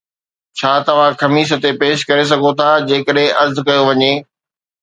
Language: Sindhi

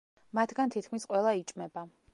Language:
Georgian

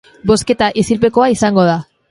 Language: Basque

